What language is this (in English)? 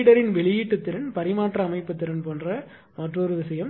Tamil